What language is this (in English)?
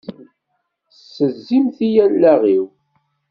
Kabyle